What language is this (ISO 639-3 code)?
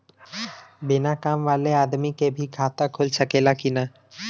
bho